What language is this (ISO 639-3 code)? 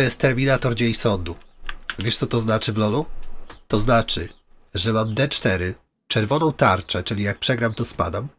pol